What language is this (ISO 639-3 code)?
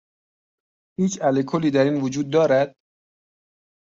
fas